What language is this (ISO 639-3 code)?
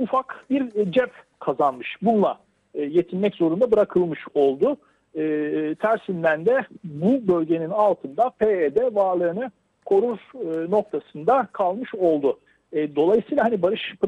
tur